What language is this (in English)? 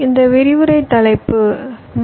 Tamil